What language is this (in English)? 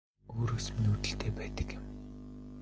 Mongolian